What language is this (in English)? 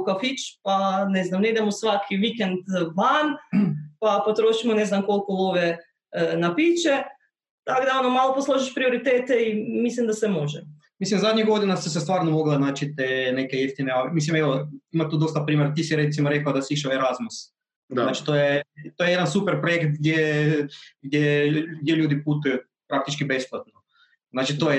Croatian